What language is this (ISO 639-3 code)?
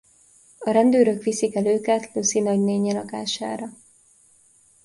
hun